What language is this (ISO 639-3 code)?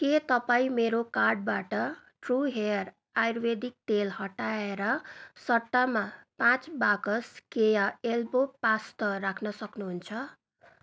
nep